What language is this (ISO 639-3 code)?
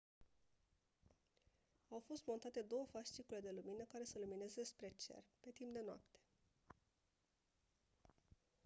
ron